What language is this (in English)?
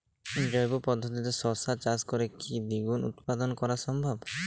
Bangla